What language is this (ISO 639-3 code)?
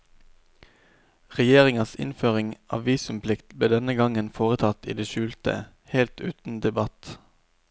nor